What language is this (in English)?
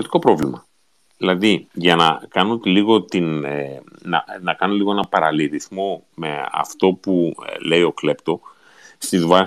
Greek